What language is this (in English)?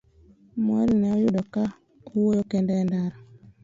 Luo (Kenya and Tanzania)